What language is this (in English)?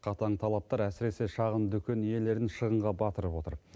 Kazakh